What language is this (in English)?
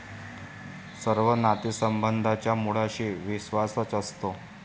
Marathi